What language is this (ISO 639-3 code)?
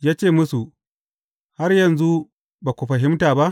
hau